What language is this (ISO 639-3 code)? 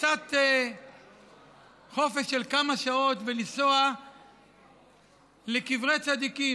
heb